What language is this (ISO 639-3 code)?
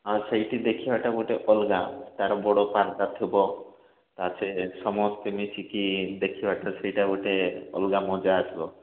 ori